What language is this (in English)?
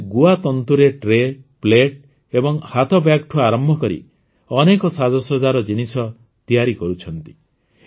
Odia